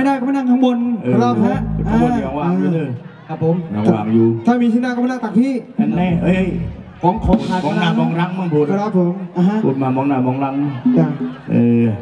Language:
Thai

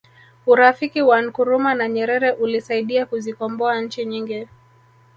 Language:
Swahili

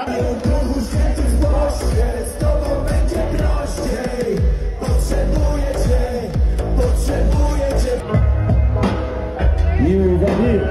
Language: Polish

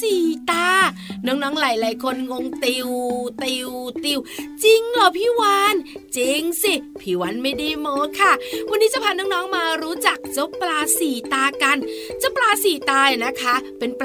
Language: Thai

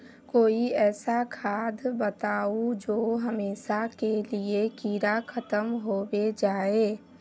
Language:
Magahi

